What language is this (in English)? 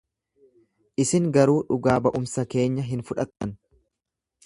Oromo